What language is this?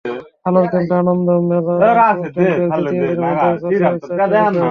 Bangla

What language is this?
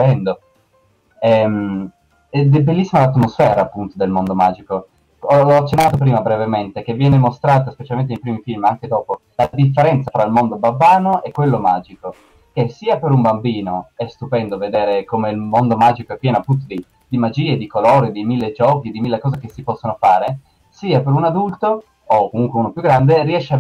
Italian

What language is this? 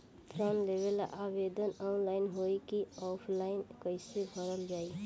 Bhojpuri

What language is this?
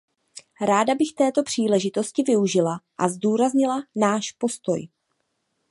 Czech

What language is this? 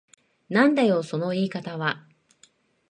Japanese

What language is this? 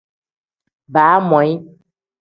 Tem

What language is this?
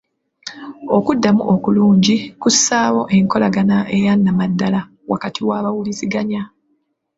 Ganda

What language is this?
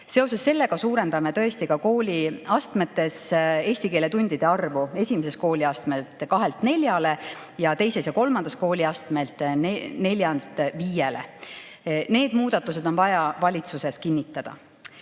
Estonian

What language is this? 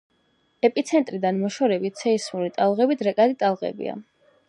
Georgian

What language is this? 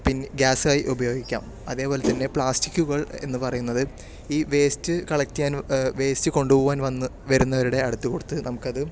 Malayalam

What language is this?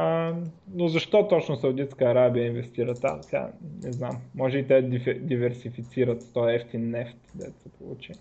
Bulgarian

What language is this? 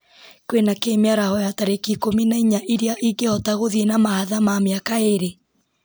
Kikuyu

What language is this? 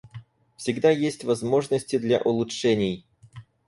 Russian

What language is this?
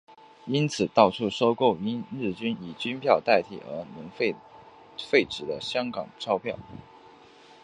Chinese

